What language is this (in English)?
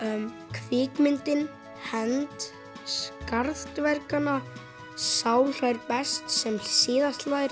Icelandic